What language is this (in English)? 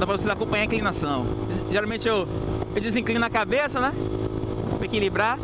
Portuguese